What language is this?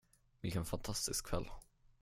Swedish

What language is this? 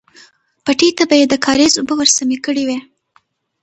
Pashto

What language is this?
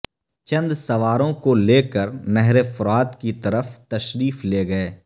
Urdu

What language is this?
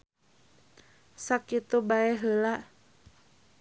Sundanese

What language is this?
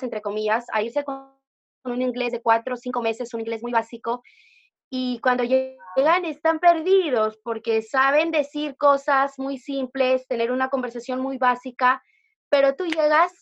Spanish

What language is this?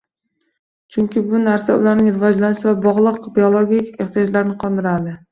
Uzbek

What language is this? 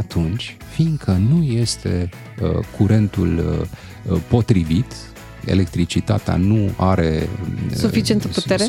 Romanian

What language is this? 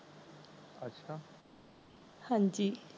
Punjabi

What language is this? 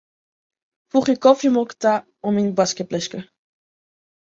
Western Frisian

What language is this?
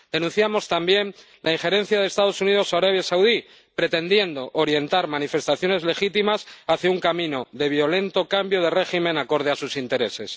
Spanish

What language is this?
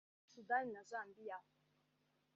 Kinyarwanda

